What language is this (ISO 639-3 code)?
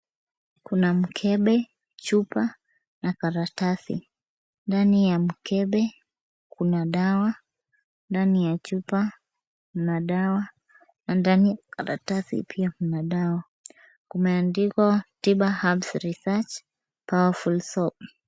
swa